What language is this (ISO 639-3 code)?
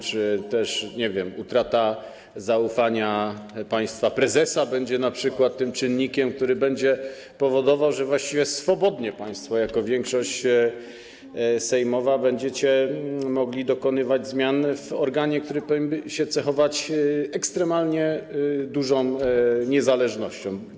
pol